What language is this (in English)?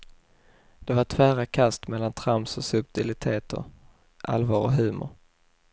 Swedish